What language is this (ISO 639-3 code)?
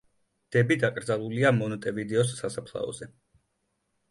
kat